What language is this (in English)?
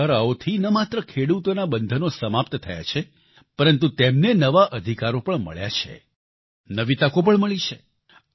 Gujarati